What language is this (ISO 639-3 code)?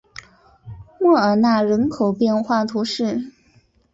zho